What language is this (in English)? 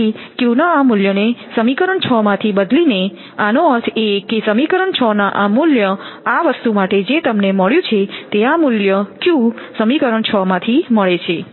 Gujarati